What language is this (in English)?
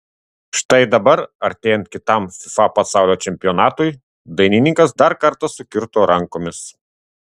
Lithuanian